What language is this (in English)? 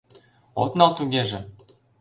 Mari